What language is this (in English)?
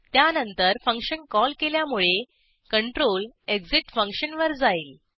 Marathi